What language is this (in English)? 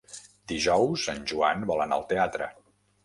Catalan